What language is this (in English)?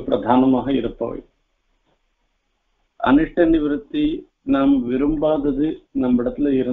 Vietnamese